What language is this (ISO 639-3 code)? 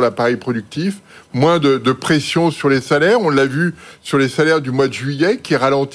fra